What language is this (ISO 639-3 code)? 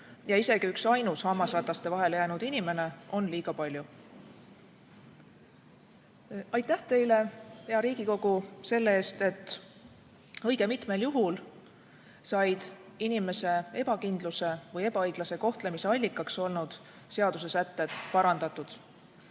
est